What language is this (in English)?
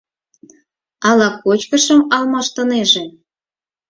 Mari